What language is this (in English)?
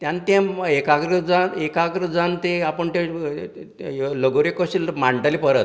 Konkani